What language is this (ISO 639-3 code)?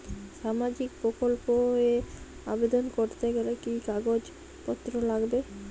ben